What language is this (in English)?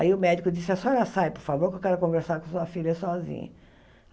Portuguese